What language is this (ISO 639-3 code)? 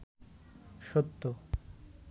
ben